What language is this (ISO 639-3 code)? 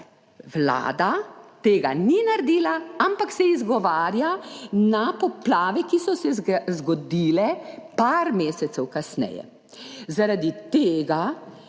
slv